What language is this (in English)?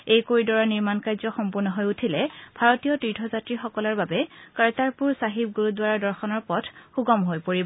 Assamese